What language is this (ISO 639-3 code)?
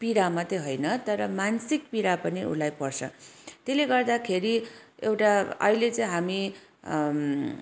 nep